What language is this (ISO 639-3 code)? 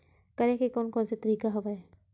hne